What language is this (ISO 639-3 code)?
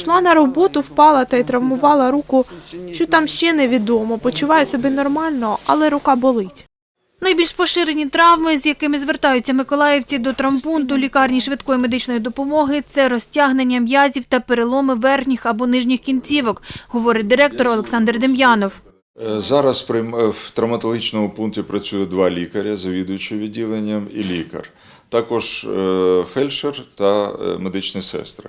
ukr